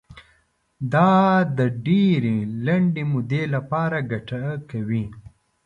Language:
Pashto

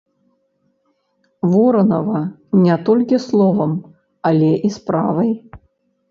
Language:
Belarusian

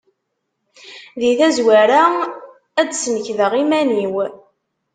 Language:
Kabyle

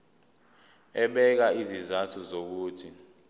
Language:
Zulu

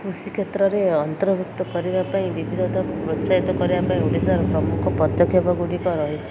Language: Odia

